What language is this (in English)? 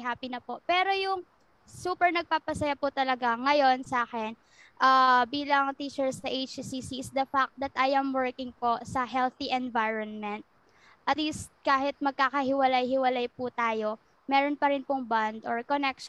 Filipino